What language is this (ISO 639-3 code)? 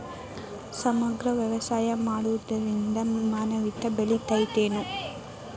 kan